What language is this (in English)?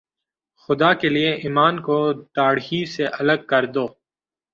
Urdu